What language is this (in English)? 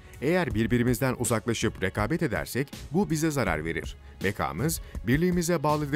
Turkish